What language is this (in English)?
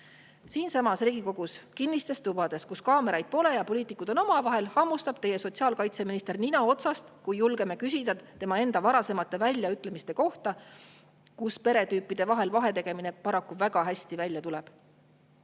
Estonian